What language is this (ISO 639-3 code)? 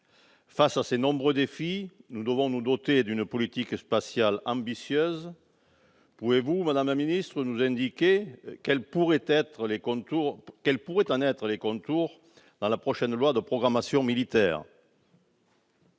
fra